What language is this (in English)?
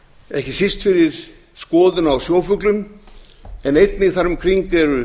Icelandic